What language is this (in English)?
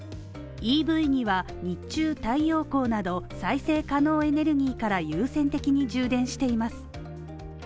Japanese